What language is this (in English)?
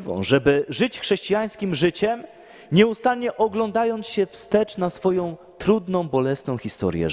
Polish